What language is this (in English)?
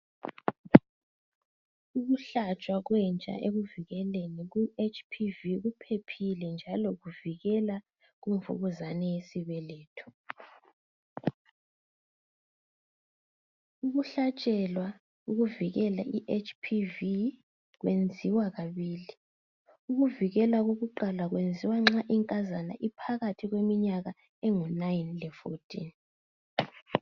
North Ndebele